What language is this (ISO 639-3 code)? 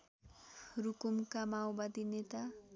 nep